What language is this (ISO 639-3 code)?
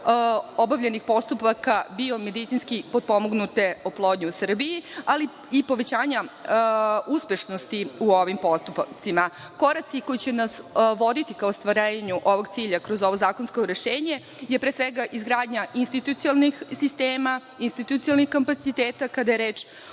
srp